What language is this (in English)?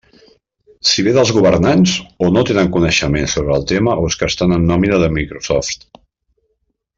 Catalan